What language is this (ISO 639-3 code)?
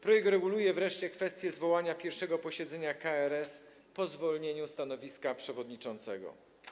pol